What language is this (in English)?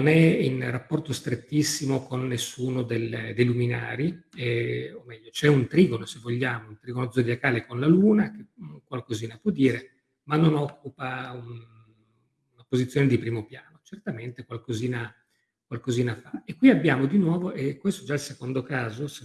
Italian